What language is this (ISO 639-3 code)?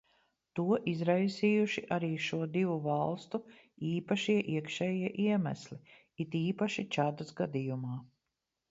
lav